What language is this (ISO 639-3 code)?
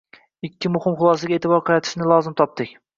uzb